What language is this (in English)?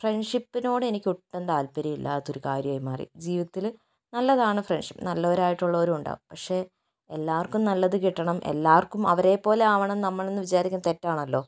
Malayalam